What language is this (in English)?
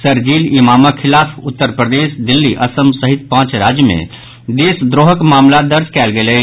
Maithili